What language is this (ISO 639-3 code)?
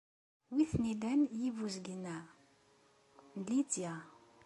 kab